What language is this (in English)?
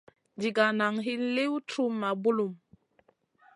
Masana